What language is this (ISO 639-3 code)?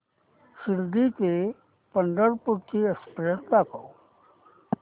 mar